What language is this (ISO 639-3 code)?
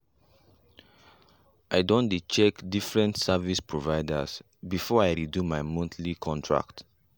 pcm